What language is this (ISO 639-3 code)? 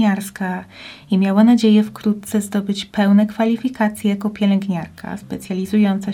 pol